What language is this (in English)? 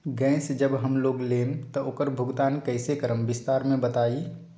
Magahi